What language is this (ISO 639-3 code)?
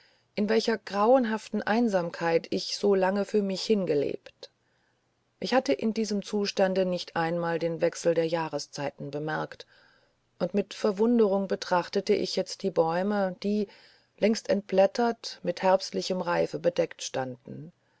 deu